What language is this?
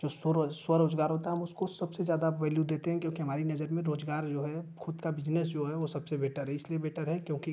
Hindi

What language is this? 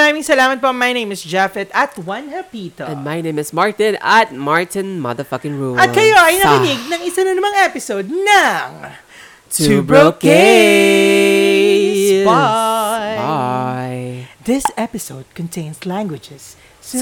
Filipino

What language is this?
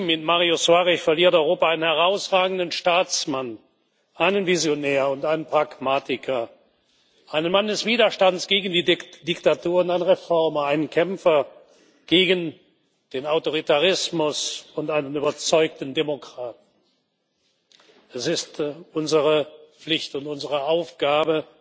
German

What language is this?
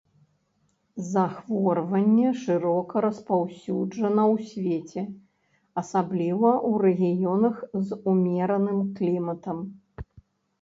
Belarusian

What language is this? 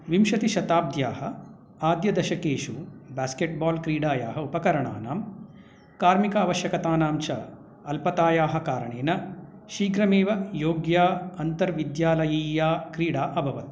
Sanskrit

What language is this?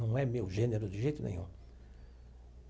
Portuguese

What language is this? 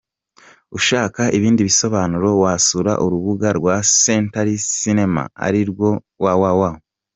Kinyarwanda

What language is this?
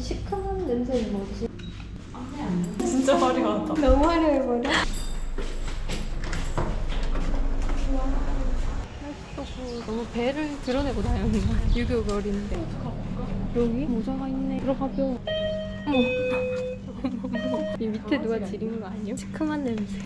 Korean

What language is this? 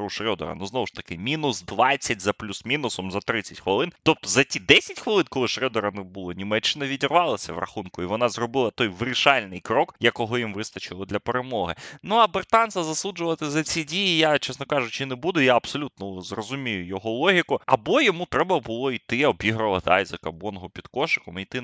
Ukrainian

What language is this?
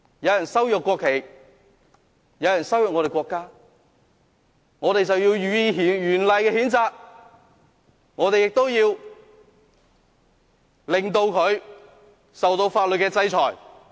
Cantonese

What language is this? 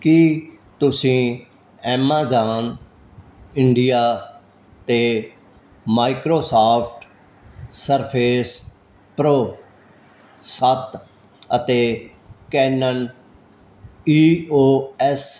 Punjabi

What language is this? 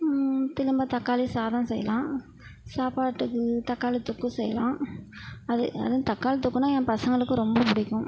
Tamil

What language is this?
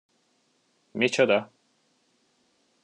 Hungarian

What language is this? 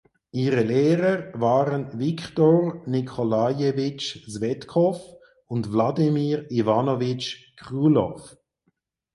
German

